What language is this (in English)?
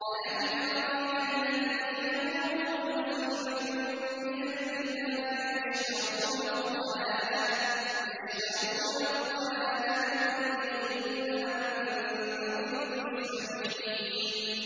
Arabic